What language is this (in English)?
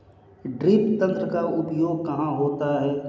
Hindi